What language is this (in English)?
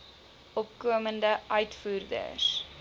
Afrikaans